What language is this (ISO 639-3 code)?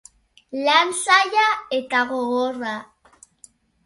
eus